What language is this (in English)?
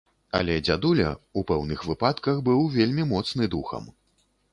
Belarusian